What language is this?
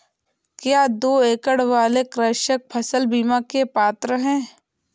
Hindi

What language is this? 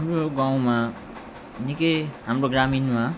Nepali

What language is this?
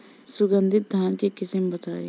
Bhojpuri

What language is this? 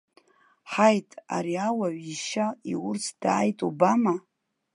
Abkhazian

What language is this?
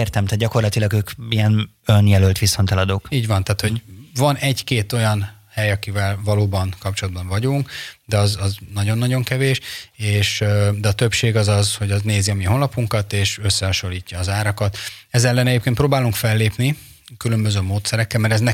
Hungarian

